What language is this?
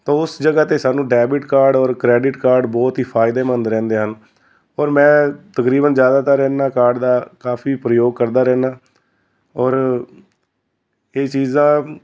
Punjabi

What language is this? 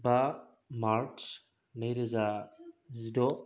Bodo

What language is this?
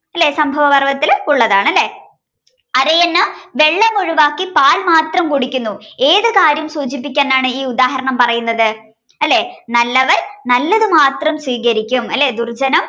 Malayalam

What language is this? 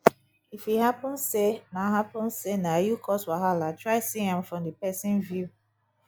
Nigerian Pidgin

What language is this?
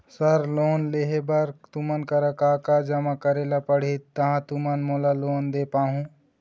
Chhattisgarhi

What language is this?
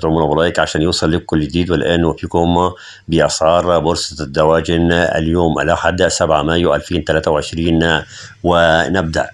Arabic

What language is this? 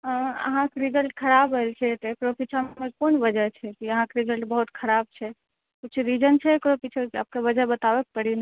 Maithili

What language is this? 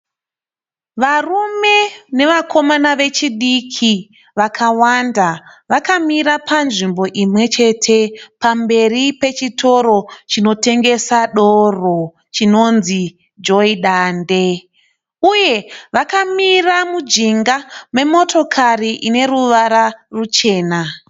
Shona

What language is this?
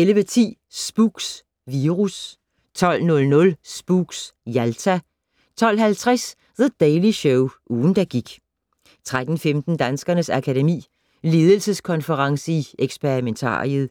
Danish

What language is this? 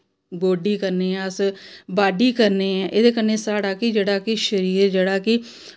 Dogri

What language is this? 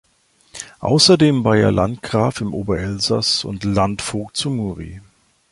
German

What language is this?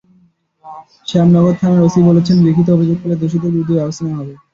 Bangla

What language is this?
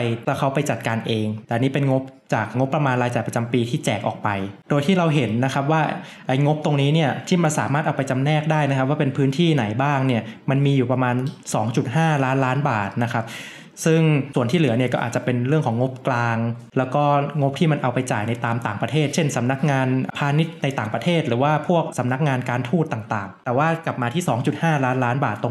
Thai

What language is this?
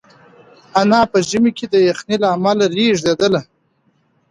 Pashto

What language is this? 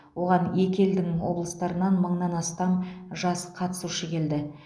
Kazakh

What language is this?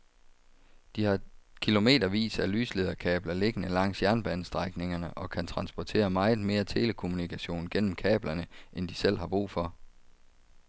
Danish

